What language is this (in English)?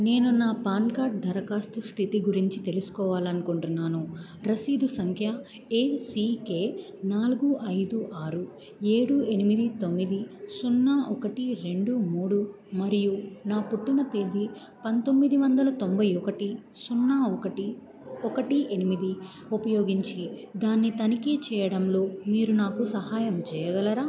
Telugu